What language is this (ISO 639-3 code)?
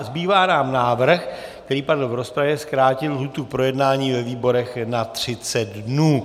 ces